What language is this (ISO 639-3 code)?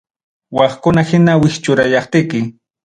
quy